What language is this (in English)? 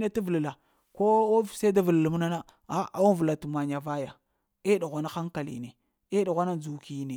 Lamang